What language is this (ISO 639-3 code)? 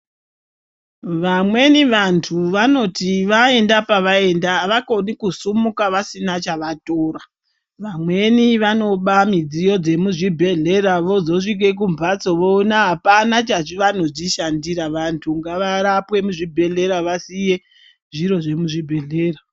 ndc